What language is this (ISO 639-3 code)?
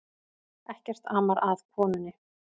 isl